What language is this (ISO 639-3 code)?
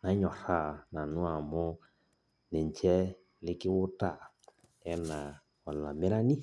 mas